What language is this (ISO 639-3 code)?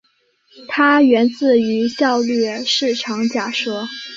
zho